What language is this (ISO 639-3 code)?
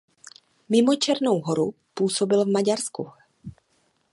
ces